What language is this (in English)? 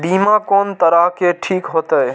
Maithili